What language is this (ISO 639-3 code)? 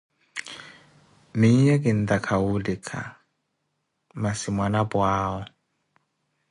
eko